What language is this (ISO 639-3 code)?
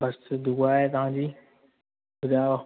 snd